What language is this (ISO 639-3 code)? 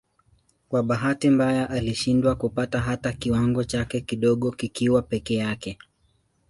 swa